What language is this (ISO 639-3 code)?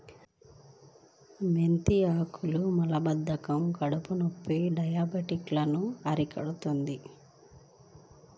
tel